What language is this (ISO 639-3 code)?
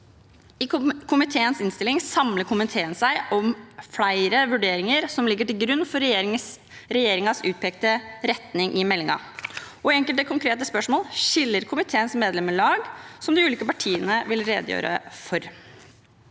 nor